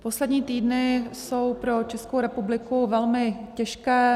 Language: Czech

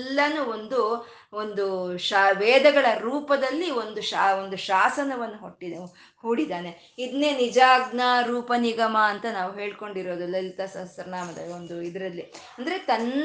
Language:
Kannada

